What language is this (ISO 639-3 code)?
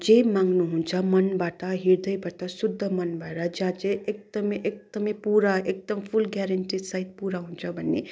nep